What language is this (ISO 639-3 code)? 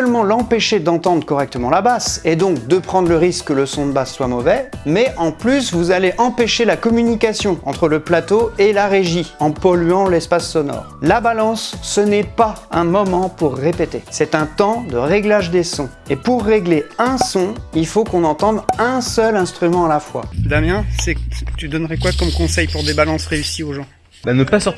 fra